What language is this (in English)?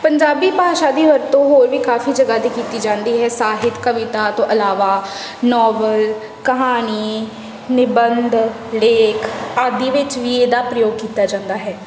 Punjabi